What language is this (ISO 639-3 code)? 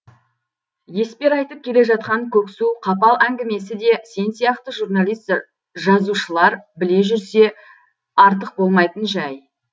kaz